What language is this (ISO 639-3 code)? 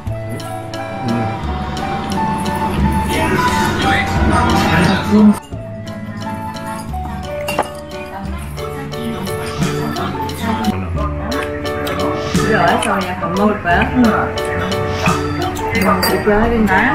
kor